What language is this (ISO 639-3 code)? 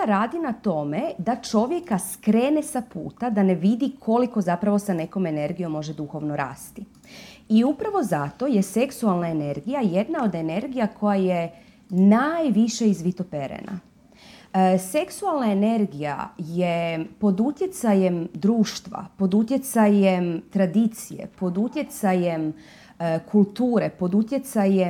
hrv